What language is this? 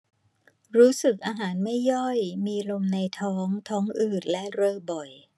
Thai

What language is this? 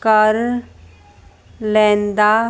Punjabi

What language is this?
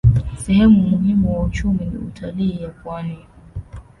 Swahili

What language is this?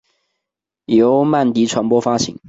Chinese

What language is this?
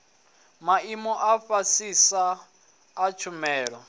Venda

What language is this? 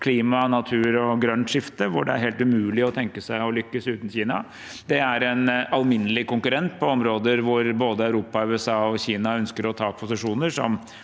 Norwegian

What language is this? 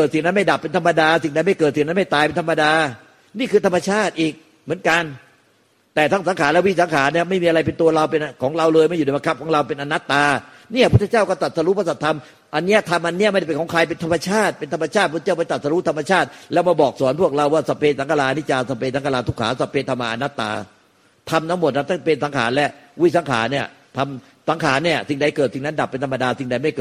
Thai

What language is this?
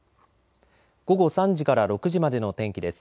Japanese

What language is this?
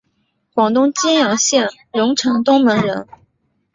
Chinese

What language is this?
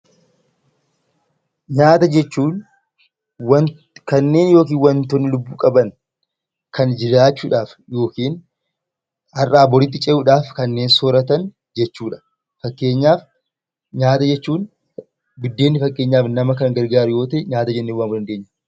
Oromo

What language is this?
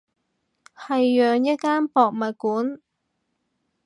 Cantonese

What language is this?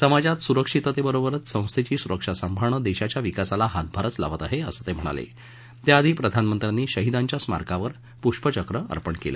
Marathi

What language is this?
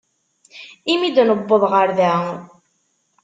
Kabyle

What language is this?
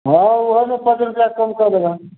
Maithili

